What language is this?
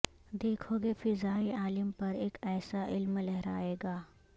Urdu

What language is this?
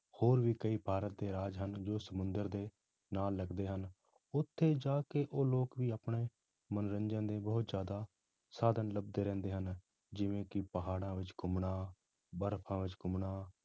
Punjabi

